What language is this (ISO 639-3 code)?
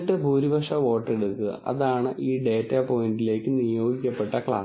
mal